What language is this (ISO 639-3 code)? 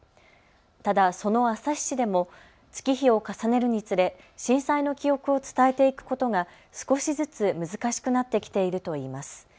jpn